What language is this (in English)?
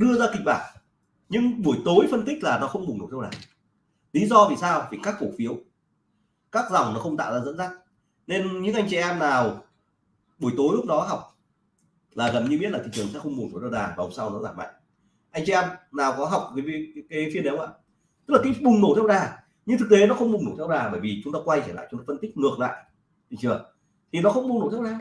Vietnamese